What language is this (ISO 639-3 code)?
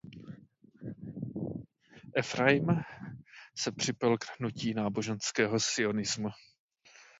ces